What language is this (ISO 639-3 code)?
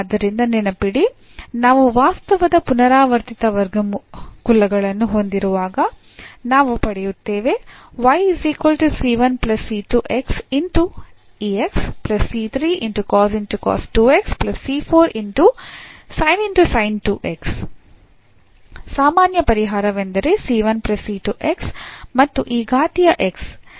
kan